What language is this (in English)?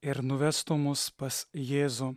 Lithuanian